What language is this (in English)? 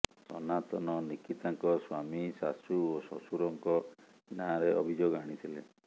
Odia